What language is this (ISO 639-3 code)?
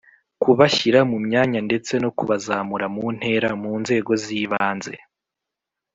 kin